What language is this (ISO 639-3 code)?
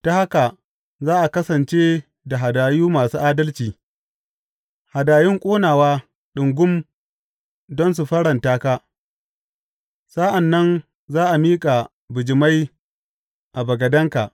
hau